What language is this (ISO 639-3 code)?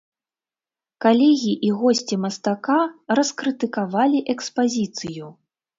bel